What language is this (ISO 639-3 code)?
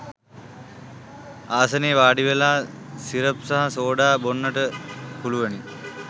sin